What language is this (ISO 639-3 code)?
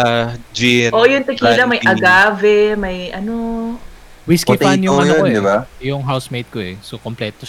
fil